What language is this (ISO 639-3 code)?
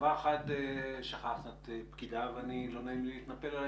heb